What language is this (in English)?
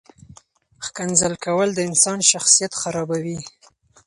Pashto